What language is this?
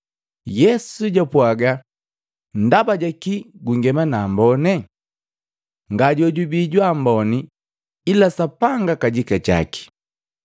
Matengo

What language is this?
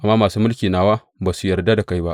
Hausa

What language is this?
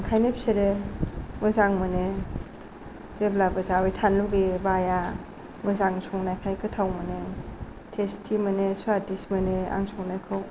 Bodo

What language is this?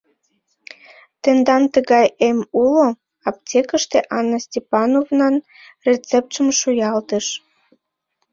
Mari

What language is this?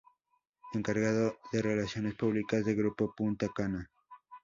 Spanish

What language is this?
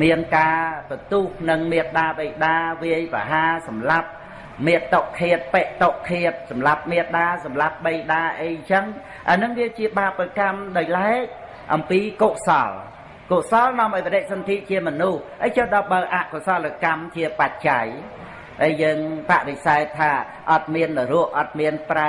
Vietnamese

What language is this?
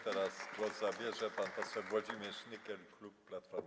Polish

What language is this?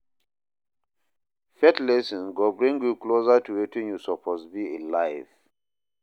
Nigerian Pidgin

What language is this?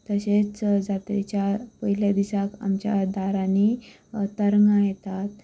Konkani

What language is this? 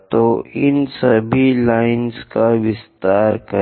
Hindi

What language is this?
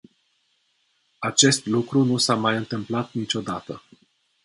Romanian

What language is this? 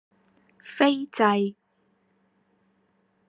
Cantonese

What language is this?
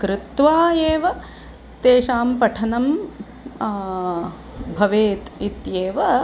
Sanskrit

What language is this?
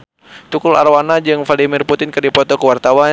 Sundanese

